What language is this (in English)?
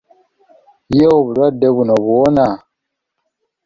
Ganda